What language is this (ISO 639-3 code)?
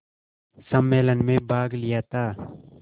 hin